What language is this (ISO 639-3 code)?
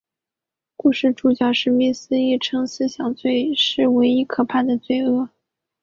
zho